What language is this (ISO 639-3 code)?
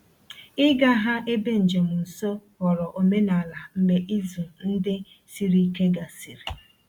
ibo